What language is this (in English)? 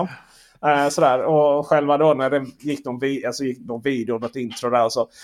Swedish